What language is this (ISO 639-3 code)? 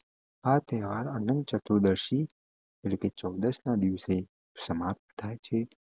guj